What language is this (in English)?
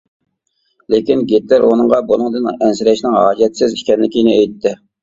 Uyghur